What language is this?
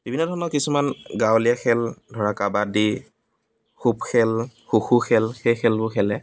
Assamese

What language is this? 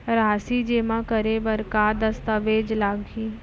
Chhattisgarhi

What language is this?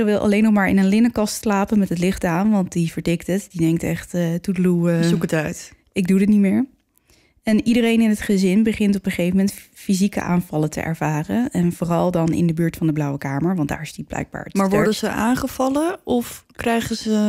Dutch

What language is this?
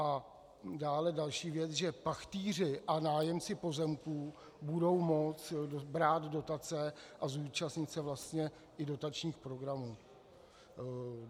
Czech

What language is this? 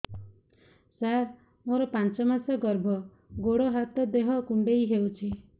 Odia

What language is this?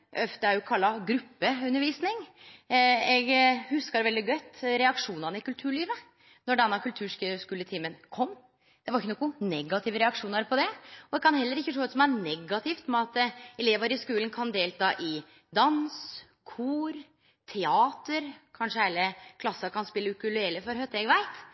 Norwegian Nynorsk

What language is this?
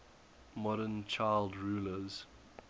English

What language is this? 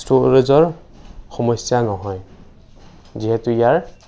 Assamese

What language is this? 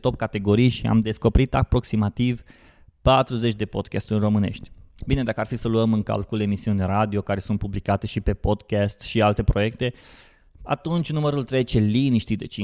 Romanian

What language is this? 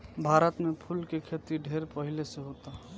Bhojpuri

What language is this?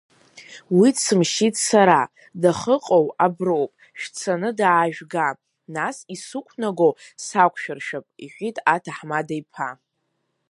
Abkhazian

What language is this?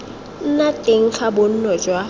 Tswana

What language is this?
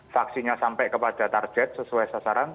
Indonesian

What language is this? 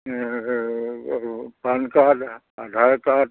Assamese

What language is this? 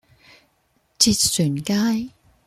Cantonese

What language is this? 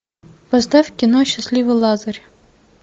Russian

